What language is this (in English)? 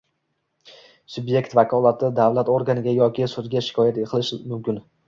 Uzbek